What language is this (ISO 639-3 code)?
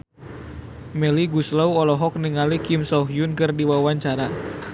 sun